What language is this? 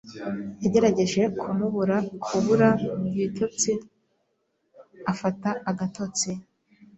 Kinyarwanda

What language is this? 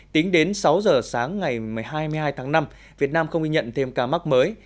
Vietnamese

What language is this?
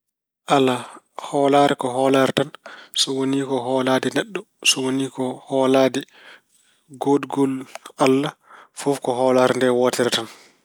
Fula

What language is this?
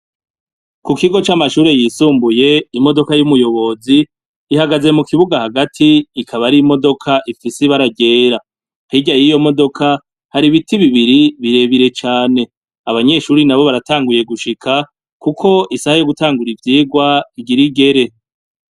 Rundi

